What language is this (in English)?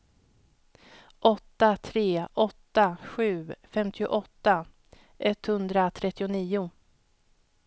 Swedish